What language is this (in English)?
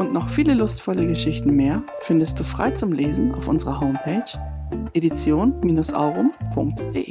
German